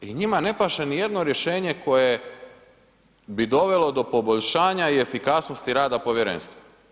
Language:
Croatian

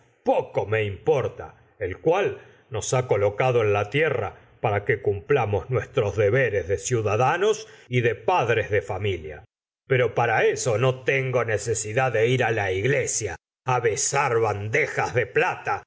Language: Spanish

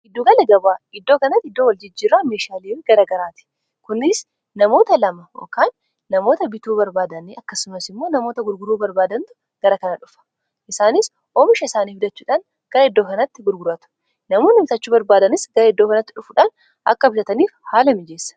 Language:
Oromo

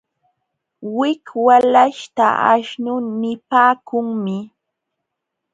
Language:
Jauja Wanca Quechua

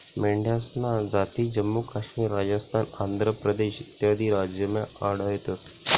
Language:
Marathi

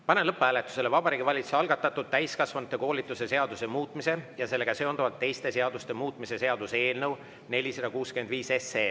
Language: Estonian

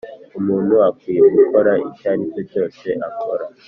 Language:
Kinyarwanda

